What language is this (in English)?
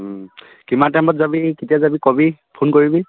Assamese